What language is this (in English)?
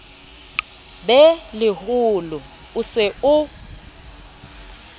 Southern Sotho